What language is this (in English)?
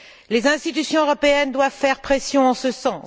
French